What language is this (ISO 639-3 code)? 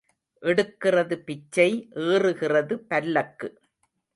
tam